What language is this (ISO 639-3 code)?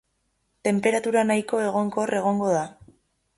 eus